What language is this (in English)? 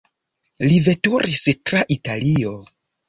Esperanto